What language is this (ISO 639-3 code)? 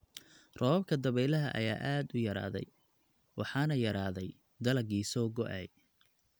som